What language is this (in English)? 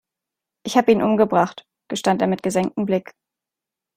German